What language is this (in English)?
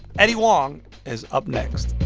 English